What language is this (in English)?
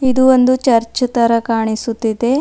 Kannada